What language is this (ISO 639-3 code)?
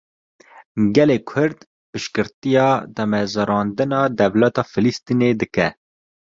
kur